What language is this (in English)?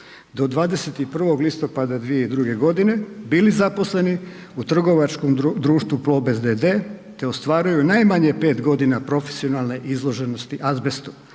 Croatian